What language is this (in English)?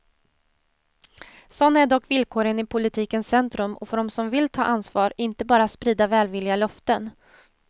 Swedish